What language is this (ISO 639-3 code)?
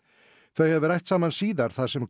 isl